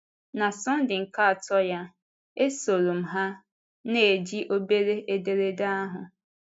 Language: Igbo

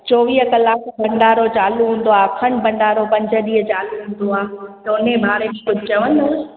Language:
Sindhi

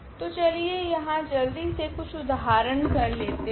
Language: Hindi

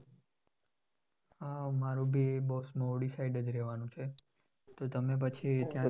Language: Gujarati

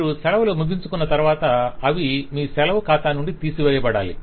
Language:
Telugu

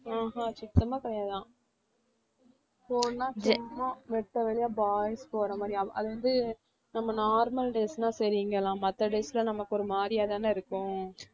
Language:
Tamil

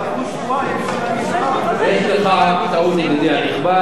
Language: Hebrew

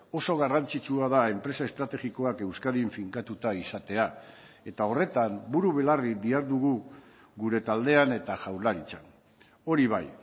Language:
Basque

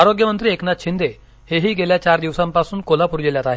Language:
Marathi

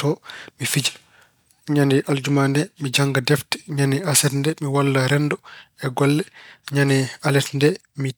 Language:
Fula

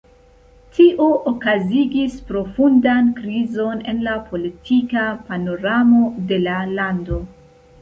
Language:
Esperanto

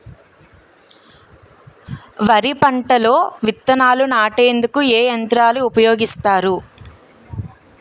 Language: Telugu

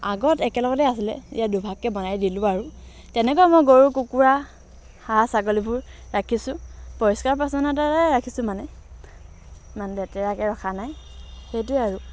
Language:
Assamese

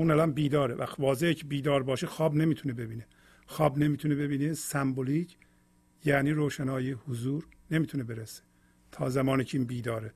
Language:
Persian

